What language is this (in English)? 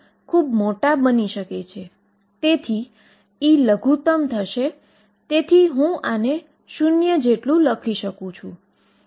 Gujarati